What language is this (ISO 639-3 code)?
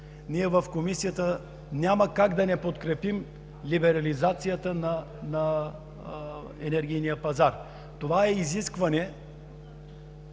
bul